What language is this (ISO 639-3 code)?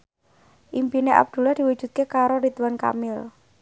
jav